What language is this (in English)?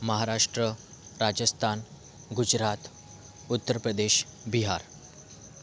Marathi